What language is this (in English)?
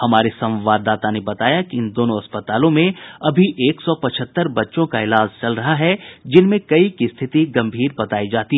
Hindi